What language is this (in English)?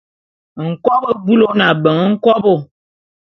Bulu